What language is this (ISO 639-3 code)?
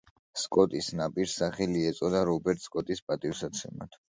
kat